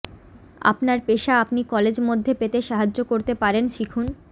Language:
Bangla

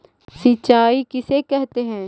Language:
Magahi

